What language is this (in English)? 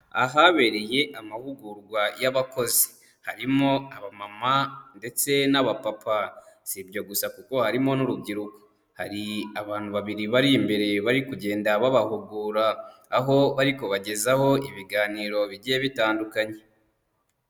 Kinyarwanda